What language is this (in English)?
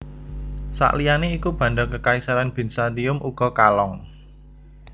Javanese